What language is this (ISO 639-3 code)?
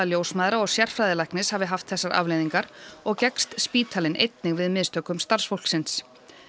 isl